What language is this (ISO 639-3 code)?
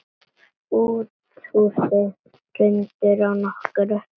isl